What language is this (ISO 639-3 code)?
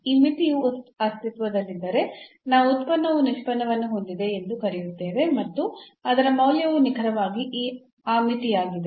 kan